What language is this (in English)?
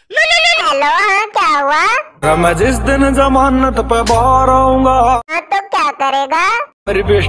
Hindi